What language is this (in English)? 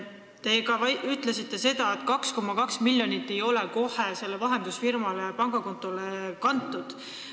Estonian